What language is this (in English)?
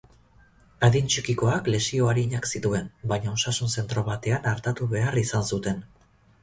Basque